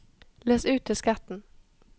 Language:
Norwegian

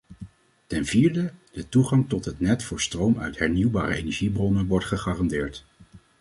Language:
Dutch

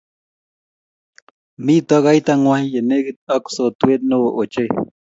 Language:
Kalenjin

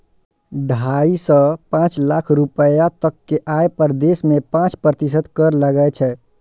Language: Maithili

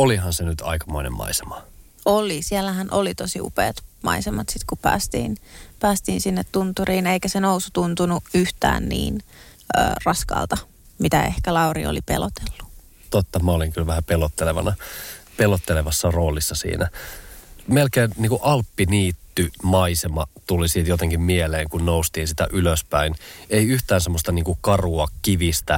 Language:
Finnish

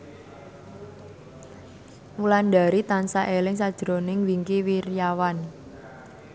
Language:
Javanese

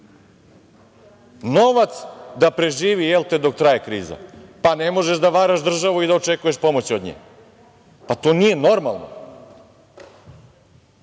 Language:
Serbian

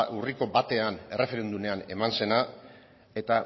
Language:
Basque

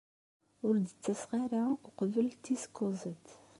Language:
Kabyle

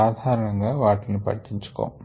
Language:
Telugu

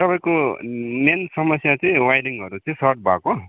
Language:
Nepali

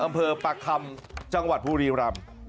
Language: Thai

